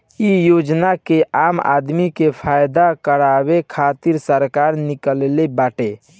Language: Bhojpuri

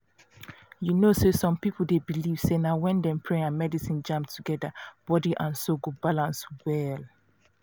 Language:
Nigerian Pidgin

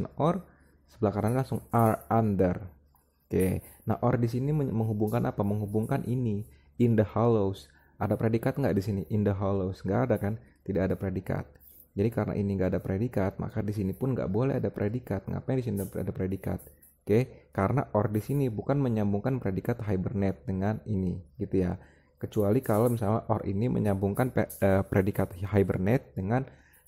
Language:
Indonesian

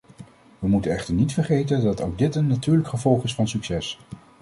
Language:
Dutch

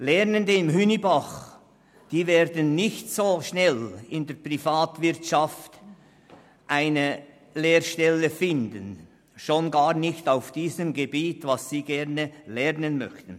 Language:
Swiss German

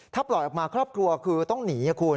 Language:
Thai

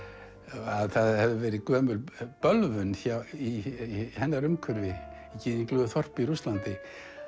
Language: Icelandic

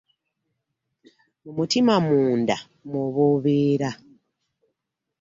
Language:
Ganda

